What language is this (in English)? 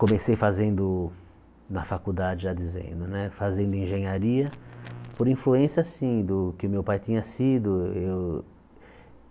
Portuguese